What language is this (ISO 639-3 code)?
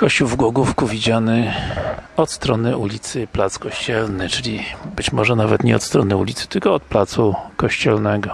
pol